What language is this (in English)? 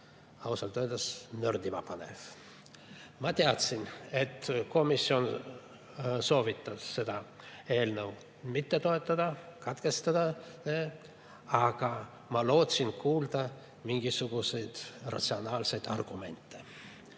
Estonian